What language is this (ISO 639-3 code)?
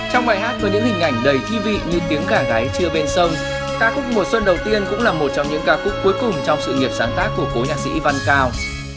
vie